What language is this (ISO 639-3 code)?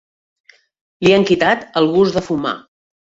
cat